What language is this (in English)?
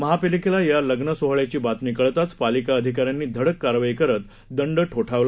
Marathi